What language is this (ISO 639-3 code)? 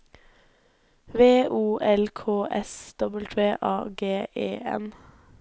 nor